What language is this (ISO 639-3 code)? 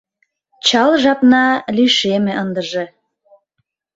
chm